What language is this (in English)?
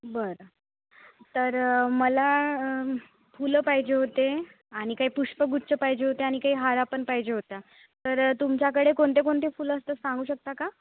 Marathi